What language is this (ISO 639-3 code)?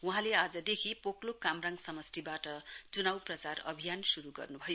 nep